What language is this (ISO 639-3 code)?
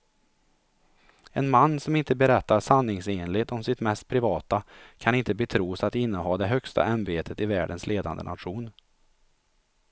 swe